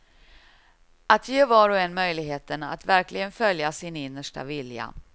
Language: Swedish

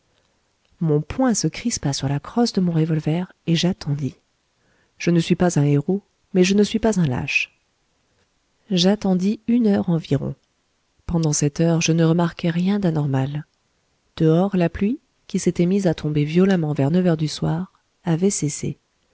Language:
French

